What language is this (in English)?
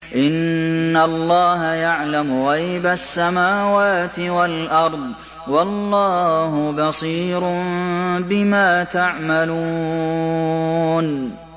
Arabic